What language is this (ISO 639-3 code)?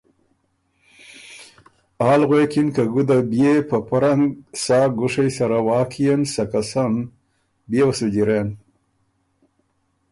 oru